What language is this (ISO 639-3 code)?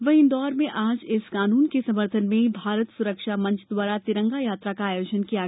hin